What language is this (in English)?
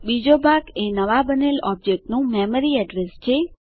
Gujarati